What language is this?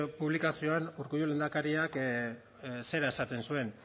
Basque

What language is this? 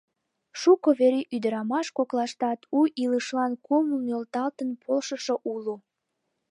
Mari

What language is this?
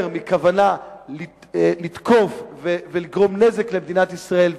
Hebrew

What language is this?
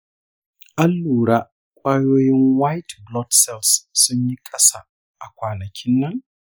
Hausa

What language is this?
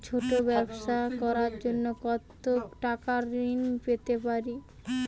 Bangla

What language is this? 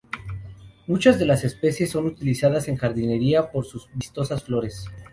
Spanish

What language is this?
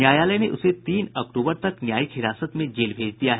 Hindi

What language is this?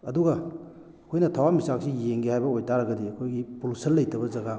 Manipuri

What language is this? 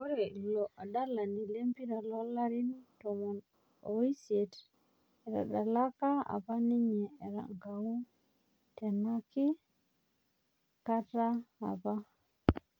Masai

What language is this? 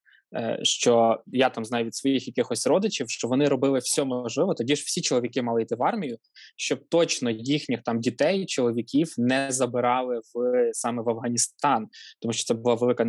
Ukrainian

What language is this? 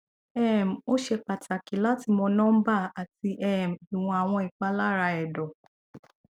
Yoruba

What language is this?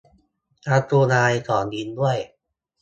Thai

